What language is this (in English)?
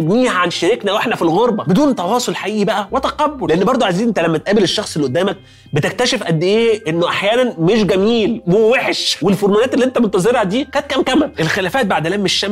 Arabic